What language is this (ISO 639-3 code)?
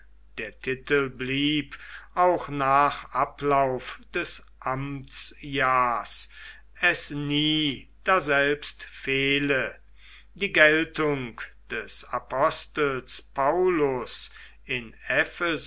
deu